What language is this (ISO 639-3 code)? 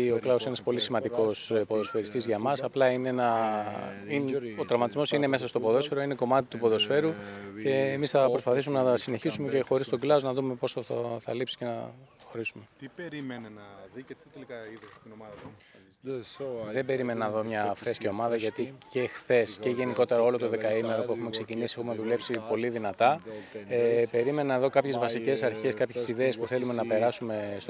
ell